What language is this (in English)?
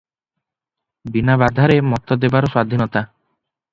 Odia